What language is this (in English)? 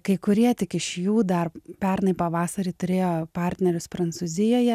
Lithuanian